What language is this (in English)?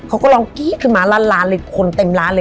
Thai